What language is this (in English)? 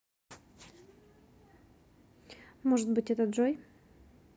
Russian